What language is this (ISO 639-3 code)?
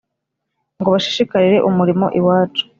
kin